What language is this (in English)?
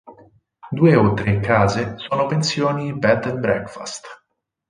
Italian